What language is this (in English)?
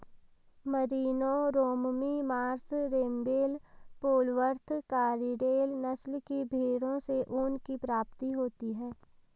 Hindi